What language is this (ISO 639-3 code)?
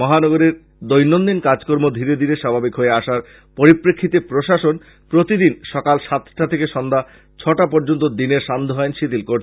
ben